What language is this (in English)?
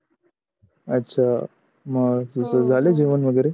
Marathi